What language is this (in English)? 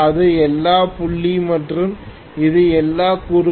Tamil